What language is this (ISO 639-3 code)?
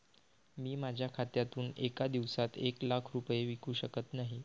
mar